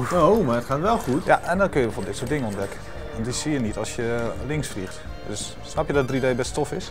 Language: Dutch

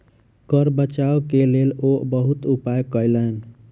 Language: Maithili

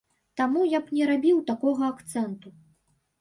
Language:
Belarusian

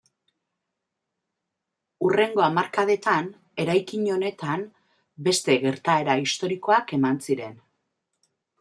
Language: Basque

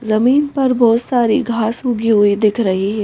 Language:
Hindi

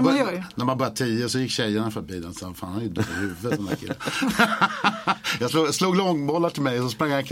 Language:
Swedish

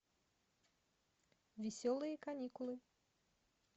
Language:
Russian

